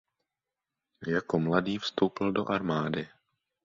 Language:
Czech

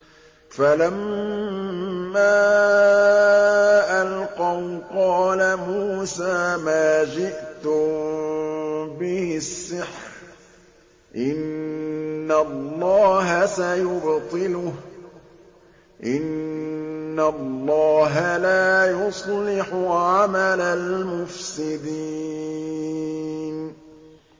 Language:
Arabic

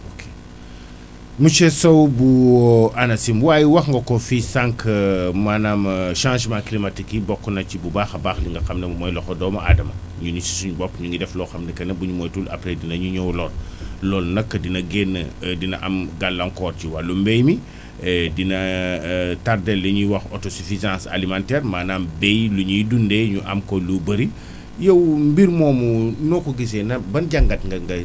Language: Wolof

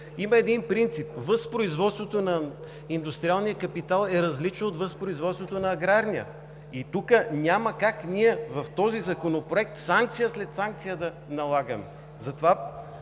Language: Bulgarian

